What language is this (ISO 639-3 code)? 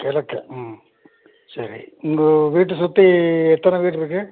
tam